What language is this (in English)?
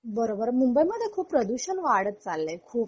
Marathi